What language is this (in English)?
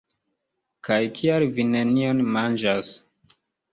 Esperanto